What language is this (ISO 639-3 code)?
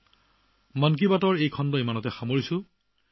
asm